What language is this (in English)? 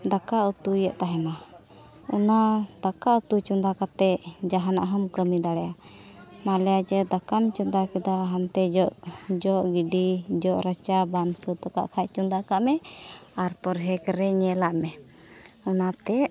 Santali